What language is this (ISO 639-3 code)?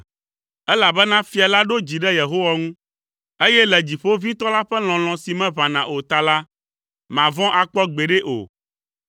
ewe